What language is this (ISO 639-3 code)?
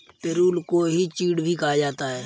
hin